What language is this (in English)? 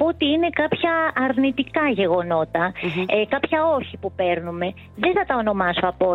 Greek